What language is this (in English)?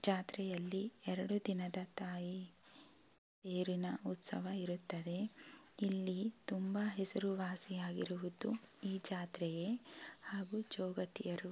Kannada